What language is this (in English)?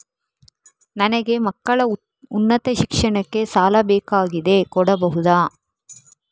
Kannada